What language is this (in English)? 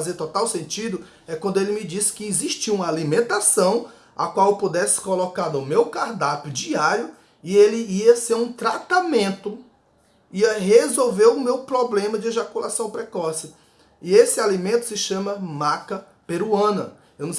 Portuguese